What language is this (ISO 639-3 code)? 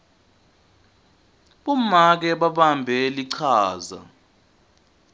ssw